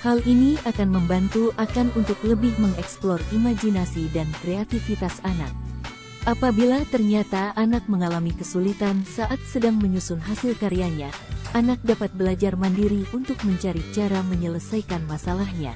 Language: Indonesian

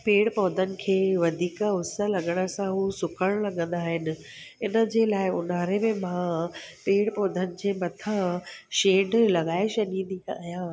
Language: Sindhi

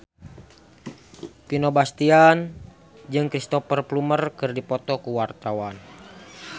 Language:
Sundanese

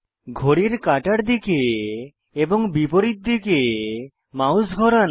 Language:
Bangla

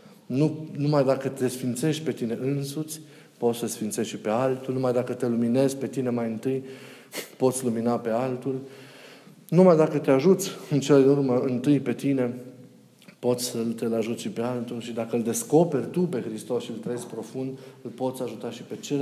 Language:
Romanian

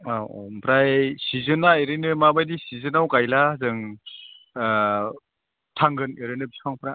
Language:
Bodo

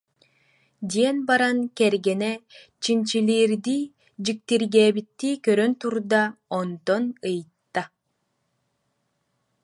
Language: Yakut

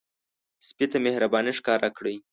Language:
Pashto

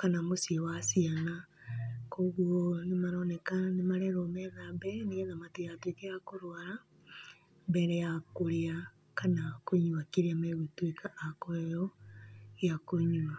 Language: Kikuyu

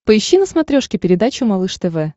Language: Russian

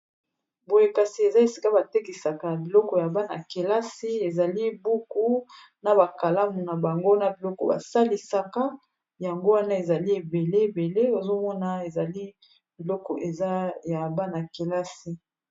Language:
Lingala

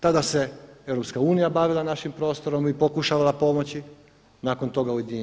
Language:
Croatian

